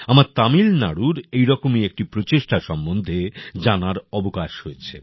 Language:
Bangla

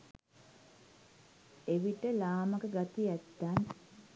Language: Sinhala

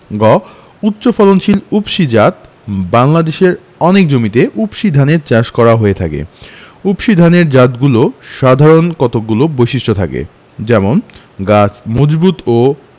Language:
Bangla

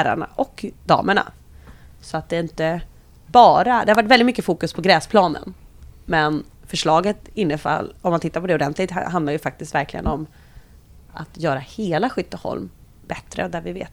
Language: Swedish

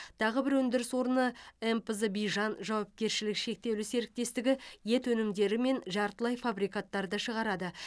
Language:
Kazakh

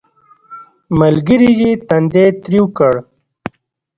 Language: Pashto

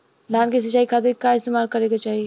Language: Bhojpuri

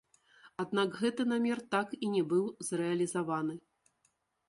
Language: Belarusian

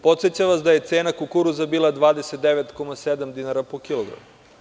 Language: Serbian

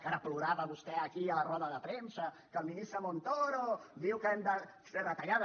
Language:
Catalan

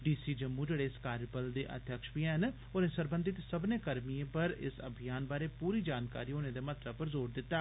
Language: Dogri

